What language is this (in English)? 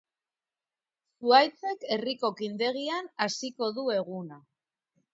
Basque